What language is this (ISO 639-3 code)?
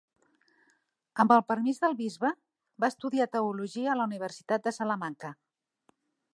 cat